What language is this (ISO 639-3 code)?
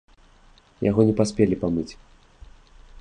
bel